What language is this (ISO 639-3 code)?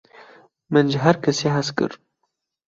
kur